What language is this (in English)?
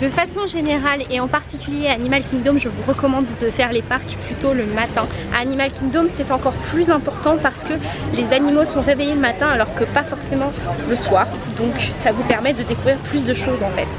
French